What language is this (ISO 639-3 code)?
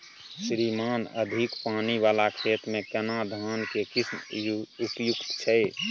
mai